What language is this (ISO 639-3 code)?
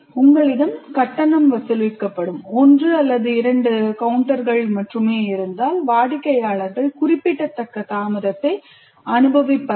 tam